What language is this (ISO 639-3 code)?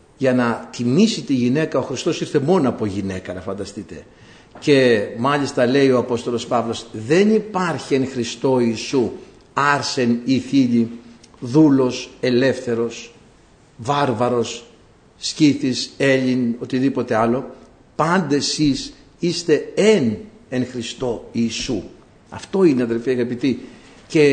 ell